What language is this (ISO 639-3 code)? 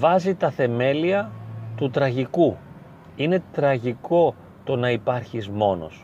ell